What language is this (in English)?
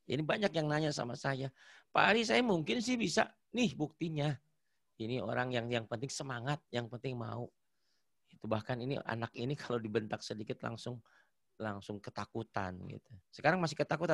Indonesian